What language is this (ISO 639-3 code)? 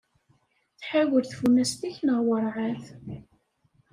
kab